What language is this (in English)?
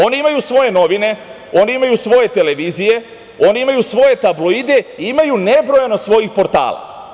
Serbian